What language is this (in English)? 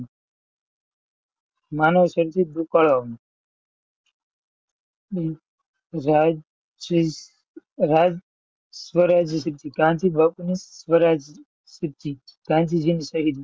Gujarati